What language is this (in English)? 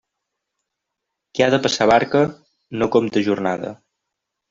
Catalan